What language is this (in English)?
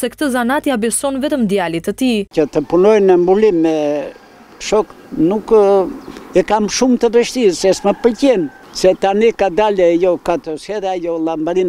Romanian